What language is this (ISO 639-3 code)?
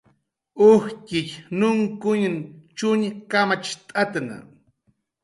jqr